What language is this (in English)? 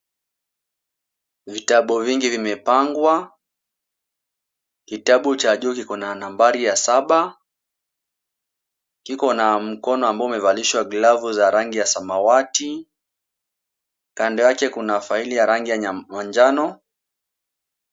Swahili